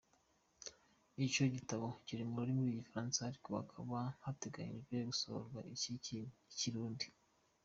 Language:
Kinyarwanda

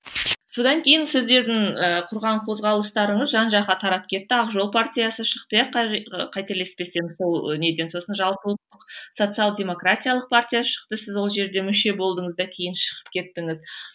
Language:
Kazakh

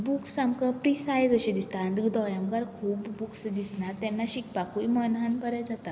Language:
Konkani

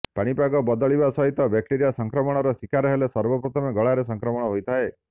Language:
Odia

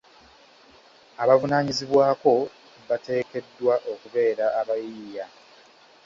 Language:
Ganda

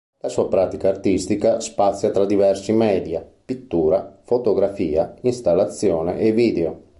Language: Italian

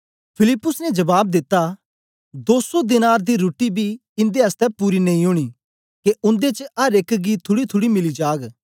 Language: Dogri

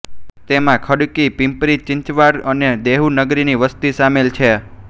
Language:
Gujarati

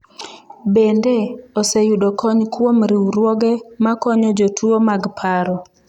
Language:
Luo (Kenya and Tanzania)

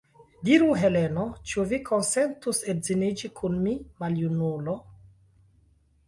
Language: Esperanto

